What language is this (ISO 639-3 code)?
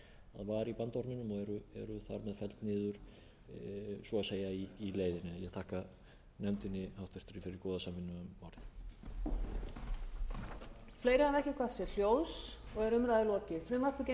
isl